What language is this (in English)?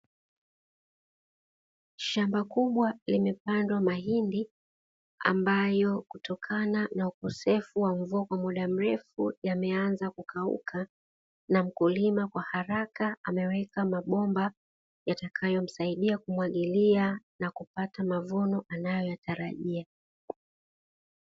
Swahili